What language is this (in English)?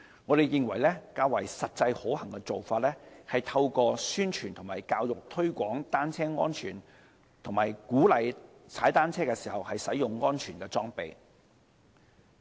Cantonese